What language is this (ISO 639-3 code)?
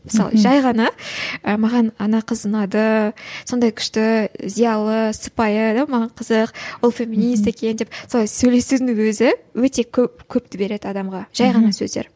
kaz